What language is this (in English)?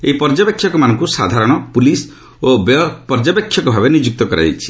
Odia